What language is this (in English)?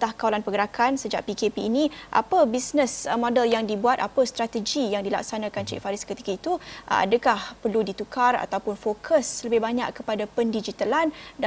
Malay